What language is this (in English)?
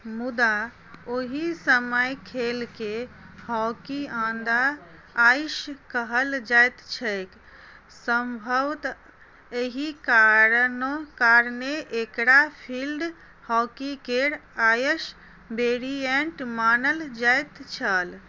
Maithili